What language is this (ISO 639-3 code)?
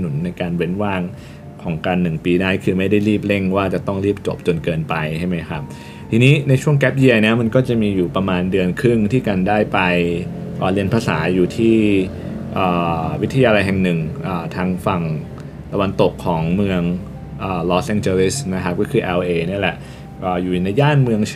tha